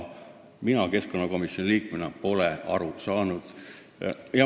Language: Estonian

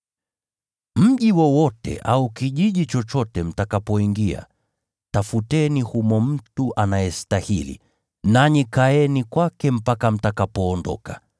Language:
Swahili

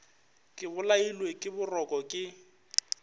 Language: Northern Sotho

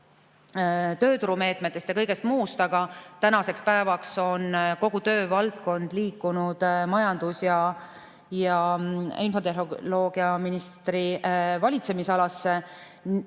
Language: Estonian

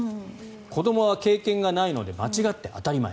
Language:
Japanese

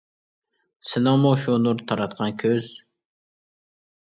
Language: Uyghur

